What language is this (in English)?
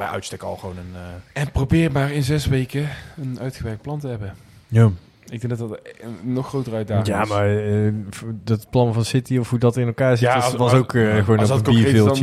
Dutch